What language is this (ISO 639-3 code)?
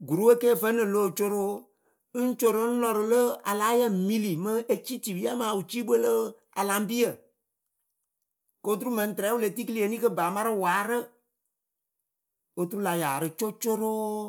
keu